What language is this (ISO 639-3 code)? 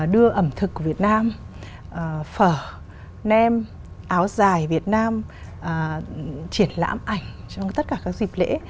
vie